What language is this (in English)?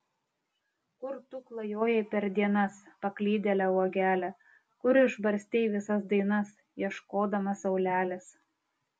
Lithuanian